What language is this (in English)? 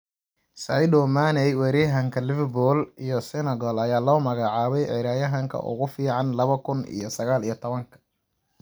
Somali